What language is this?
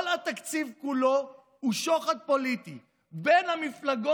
Hebrew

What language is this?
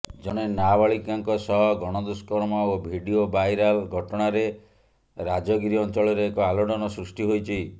Odia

